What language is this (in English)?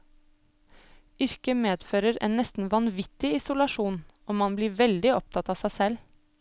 Norwegian